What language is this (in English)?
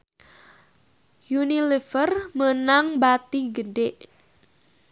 Sundanese